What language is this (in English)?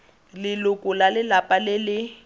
Tswana